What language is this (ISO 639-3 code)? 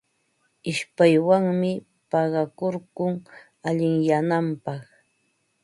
qva